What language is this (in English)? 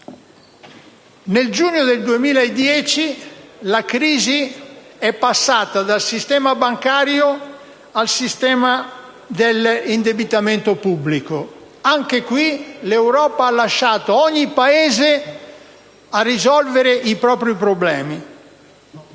Italian